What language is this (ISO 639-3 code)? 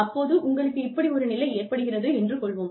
tam